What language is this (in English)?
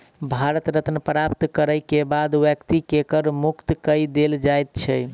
Maithili